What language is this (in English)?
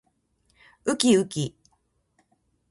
Japanese